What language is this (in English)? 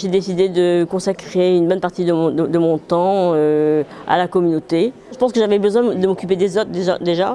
French